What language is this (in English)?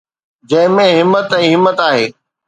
Sindhi